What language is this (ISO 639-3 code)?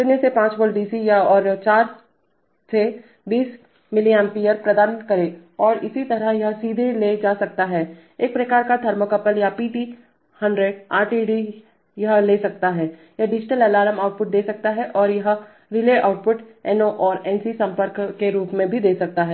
hin